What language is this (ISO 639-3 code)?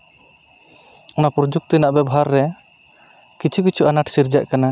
sat